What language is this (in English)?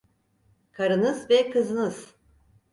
Turkish